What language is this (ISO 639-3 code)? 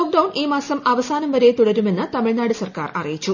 mal